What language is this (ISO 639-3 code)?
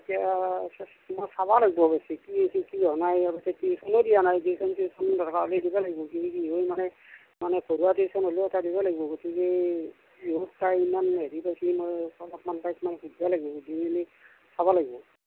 asm